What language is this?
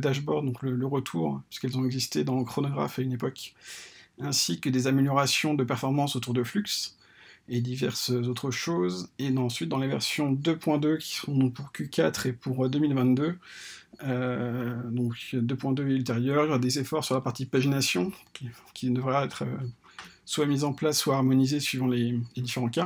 French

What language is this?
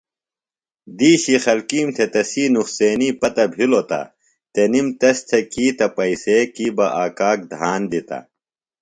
Phalura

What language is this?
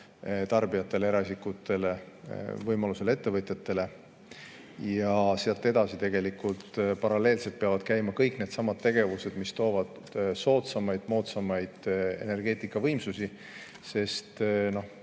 Estonian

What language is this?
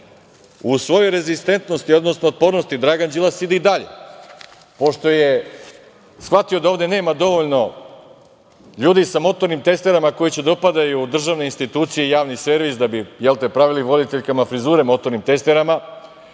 Serbian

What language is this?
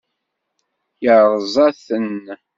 Kabyle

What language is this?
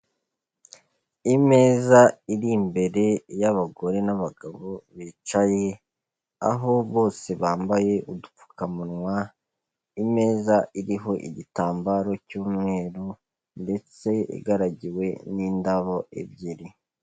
Kinyarwanda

